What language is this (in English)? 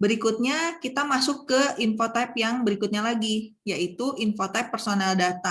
Indonesian